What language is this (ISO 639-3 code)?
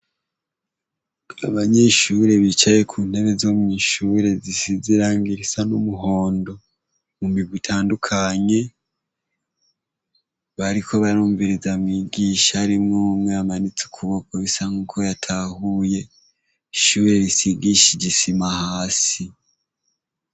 run